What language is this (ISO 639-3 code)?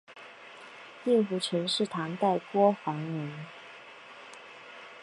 zho